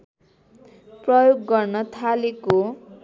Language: Nepali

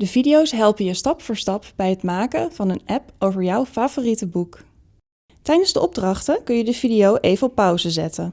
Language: Dutch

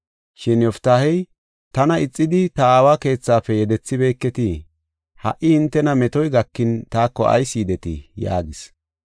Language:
Gofa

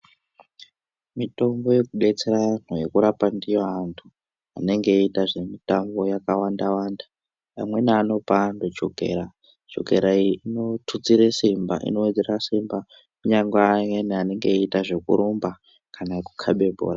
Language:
Ndau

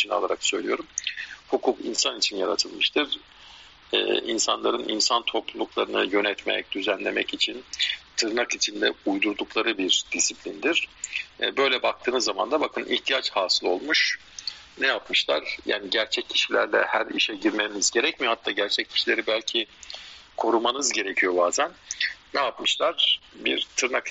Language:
Turkish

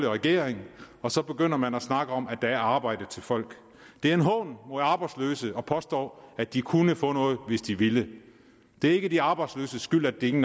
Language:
Danish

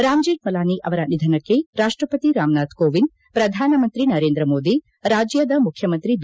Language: Kannada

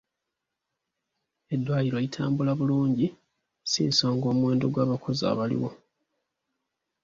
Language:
Ganda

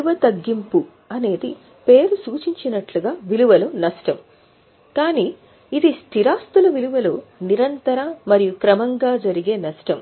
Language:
Telugu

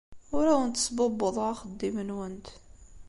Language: Kabyle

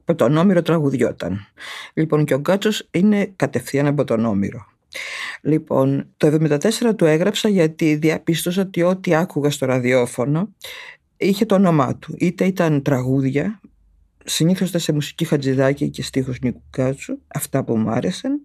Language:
Greek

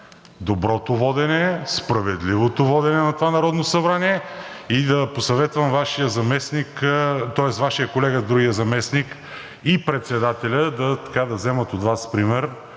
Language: Bulgarian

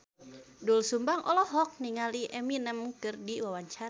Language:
Sundanese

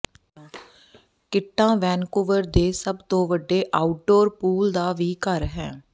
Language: Punjabi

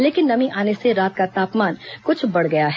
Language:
Hindi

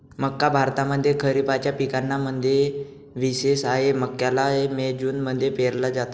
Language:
Marathi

